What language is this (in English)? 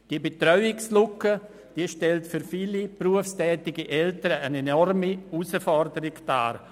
Swiss German